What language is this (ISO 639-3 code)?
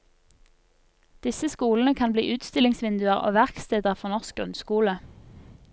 nor